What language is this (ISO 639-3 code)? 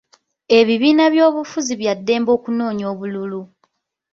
lug